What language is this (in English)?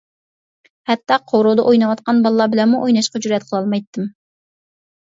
Uyghur